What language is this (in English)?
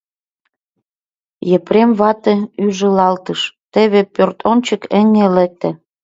Mari